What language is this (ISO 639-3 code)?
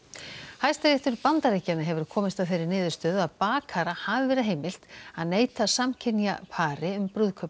isl